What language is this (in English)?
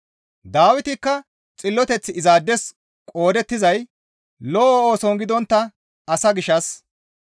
Gamo